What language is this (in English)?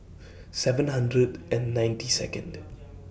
English